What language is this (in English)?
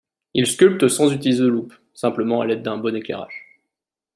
French